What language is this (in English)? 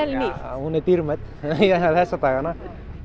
Icelandic